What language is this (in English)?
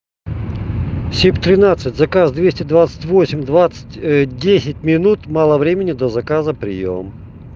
Russian